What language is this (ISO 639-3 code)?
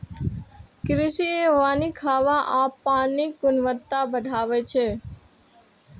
mai